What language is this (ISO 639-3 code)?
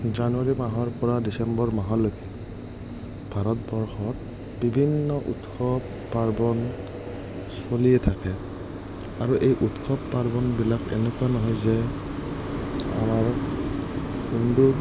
asm